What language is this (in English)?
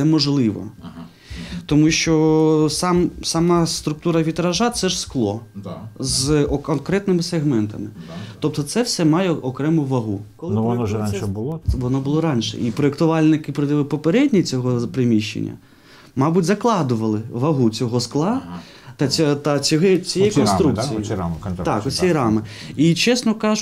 Ukrainian